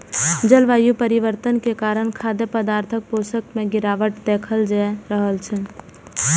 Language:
Maithili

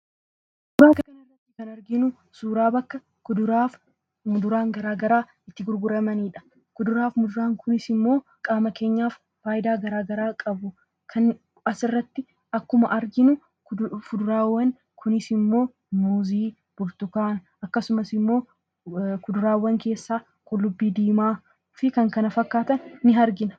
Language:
Oromo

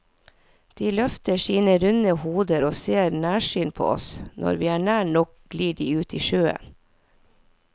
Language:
Norwegian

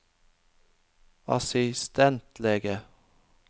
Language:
Norwegian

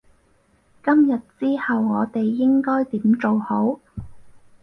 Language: Cantonese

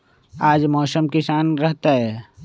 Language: Magahi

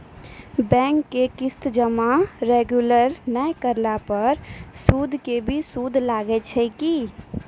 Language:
Maithili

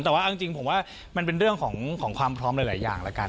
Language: Thai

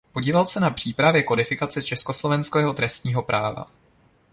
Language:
Czech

